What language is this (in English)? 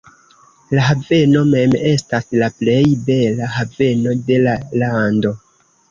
Esperanto